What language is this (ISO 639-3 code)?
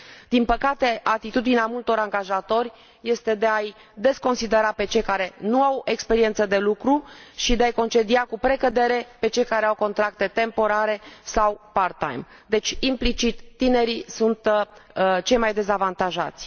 ron